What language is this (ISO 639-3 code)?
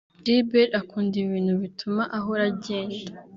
kin